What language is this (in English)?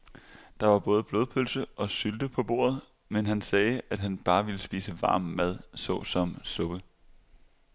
Danish